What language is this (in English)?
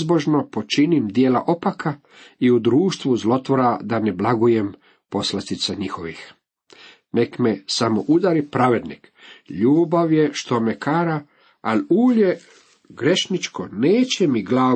Croatian